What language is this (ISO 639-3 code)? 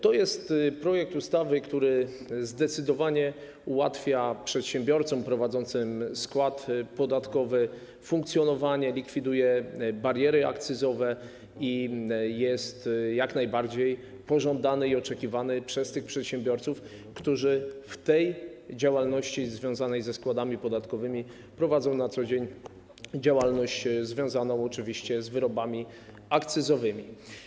pol